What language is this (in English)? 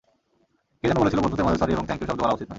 Bangla